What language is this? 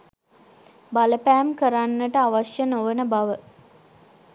Sinhala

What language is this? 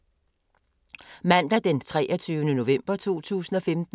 Danish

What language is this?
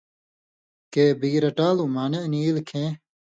Indus Kohistani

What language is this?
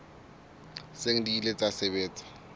Southern Sotho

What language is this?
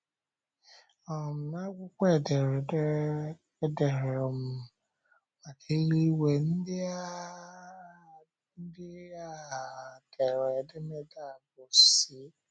Igbo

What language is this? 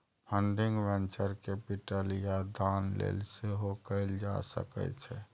Maithili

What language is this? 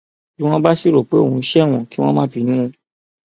Yoruba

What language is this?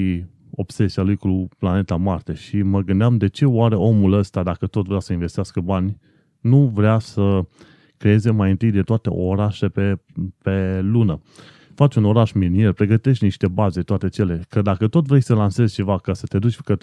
Romanian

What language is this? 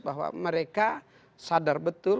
Indonesian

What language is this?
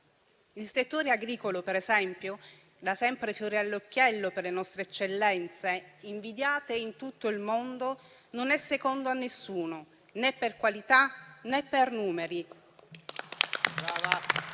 Italian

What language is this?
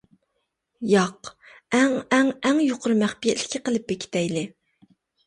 Uyghur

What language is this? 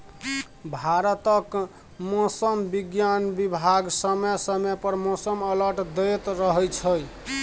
Maithili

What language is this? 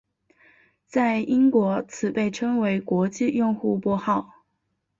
Chinese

